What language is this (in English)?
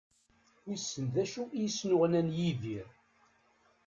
Kabyle